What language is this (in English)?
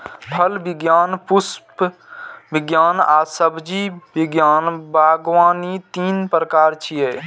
Maithili